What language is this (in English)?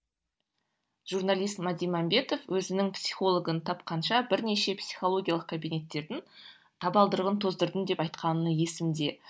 Kazakh